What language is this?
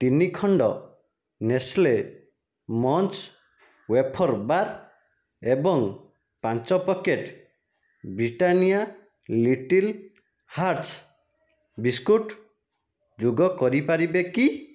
Odia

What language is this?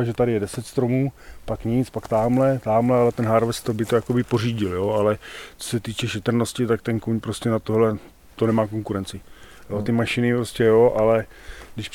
Czech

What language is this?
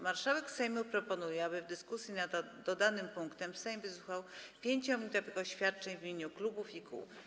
Polish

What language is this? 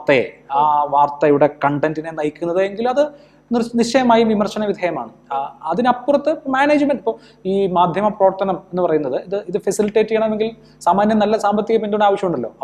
Malayalam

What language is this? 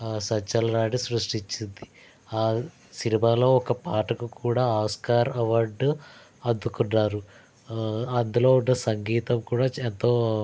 Telugu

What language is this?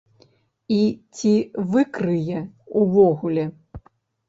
Belarusian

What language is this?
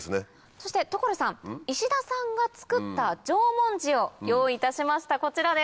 Japanese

